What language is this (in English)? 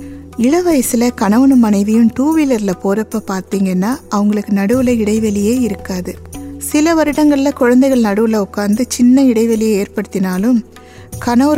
Tamil